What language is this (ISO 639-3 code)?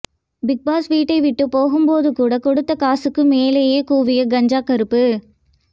tam